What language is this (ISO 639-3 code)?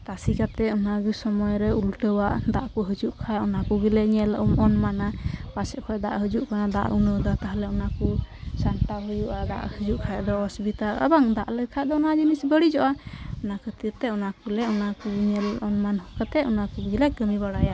sat